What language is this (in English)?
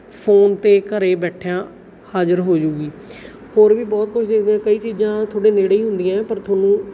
Punjabi